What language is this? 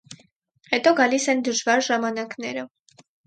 Armenian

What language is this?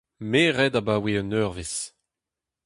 Breton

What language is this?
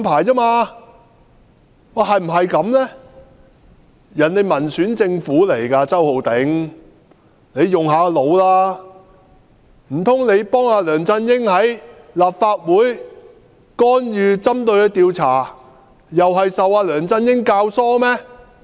Cantonese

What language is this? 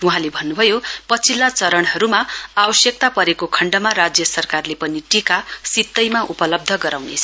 Nepali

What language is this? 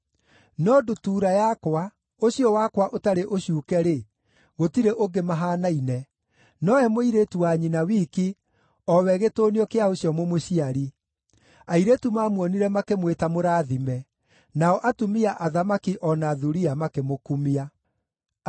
Kikuyu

